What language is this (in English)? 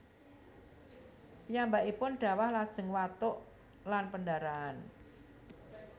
Javanese